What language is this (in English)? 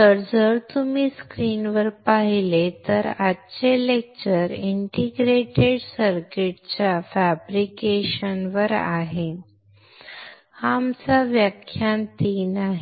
Marathi